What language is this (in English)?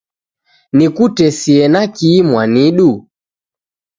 Taita